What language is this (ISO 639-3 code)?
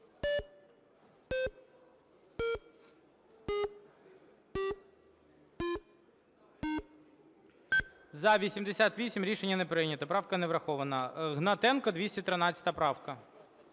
ukr